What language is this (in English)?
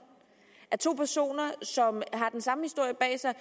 Danish